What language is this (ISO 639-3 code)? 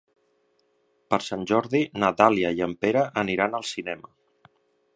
cat